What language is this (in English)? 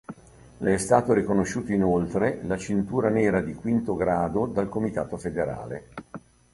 Italian